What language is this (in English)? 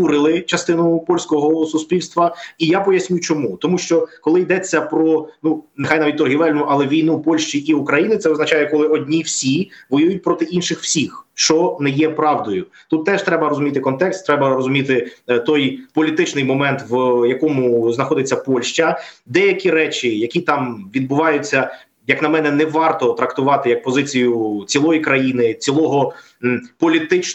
Ukrainian